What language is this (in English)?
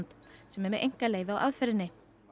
Icelandic